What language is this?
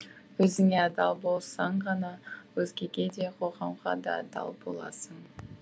Kazakh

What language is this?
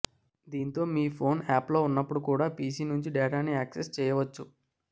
Telugu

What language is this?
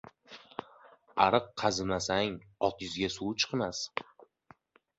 Uzbek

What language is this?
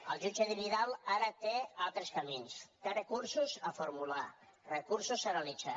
Catalan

